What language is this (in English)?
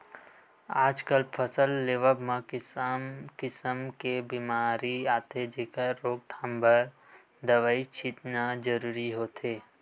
Chhattisgarhi